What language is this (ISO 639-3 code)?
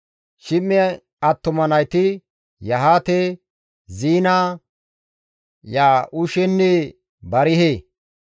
gmv